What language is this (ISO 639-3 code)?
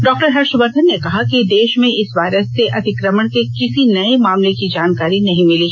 hin